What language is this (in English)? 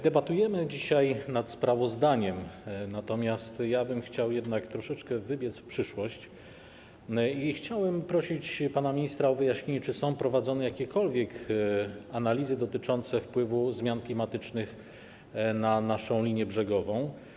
Polish